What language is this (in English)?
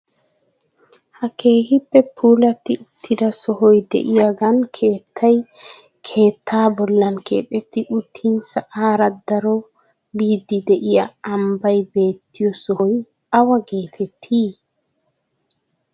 Wolaytta